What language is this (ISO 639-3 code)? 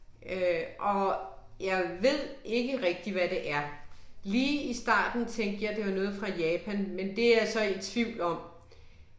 dan